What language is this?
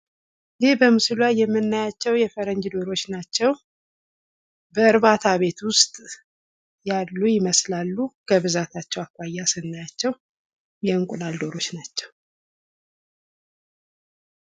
Amharic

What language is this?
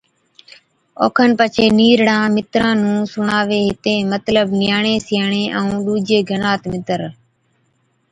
Od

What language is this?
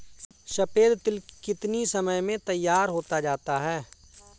Hindi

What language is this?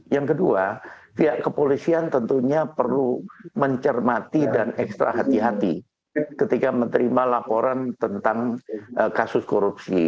Indonesian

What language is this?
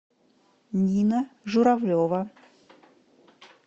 Russian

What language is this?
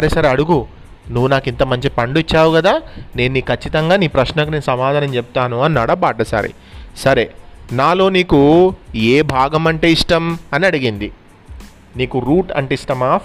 Telugu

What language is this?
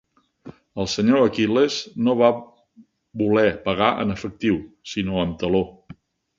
Catalan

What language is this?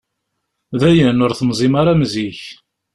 Kabyle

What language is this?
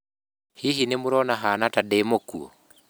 Kikuyu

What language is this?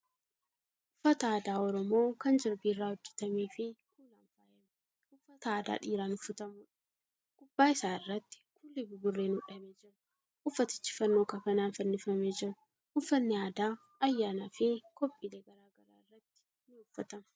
Oromo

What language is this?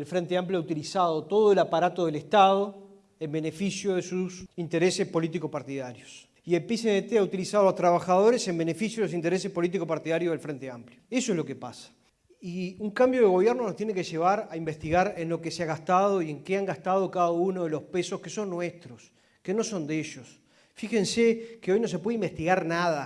Spanish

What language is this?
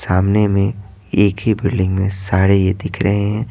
Hindi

